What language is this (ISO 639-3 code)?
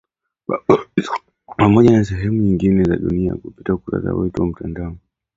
swa